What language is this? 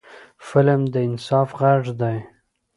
Pashto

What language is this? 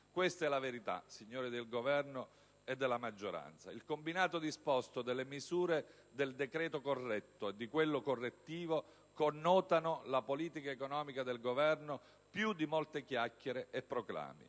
Italian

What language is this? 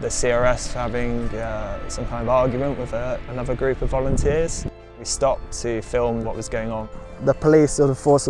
English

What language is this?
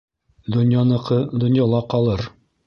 Bashkir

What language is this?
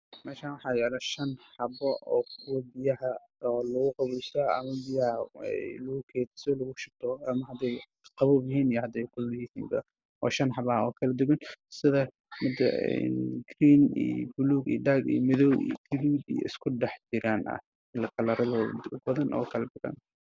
Somali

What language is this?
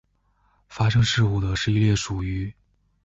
Chinese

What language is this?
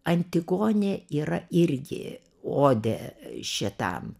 Lithuanian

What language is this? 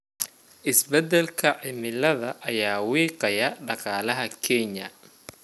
Somali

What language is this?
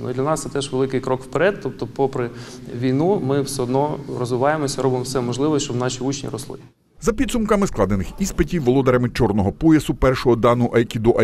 Ukrainian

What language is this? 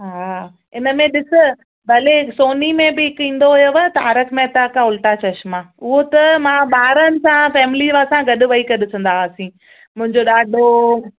Sindhi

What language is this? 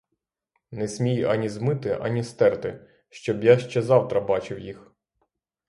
Ukrainian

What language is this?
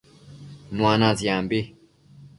Matsés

